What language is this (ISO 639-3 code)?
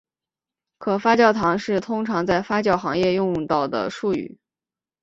zho